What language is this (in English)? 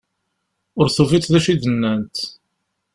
Kabyle